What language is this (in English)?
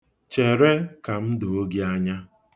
Igbo